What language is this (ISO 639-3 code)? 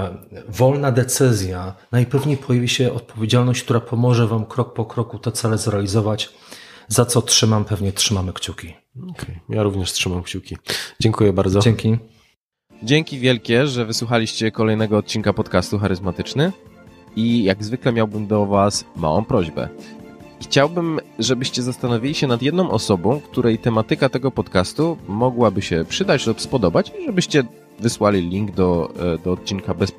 pol